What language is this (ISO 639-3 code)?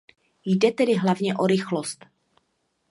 ces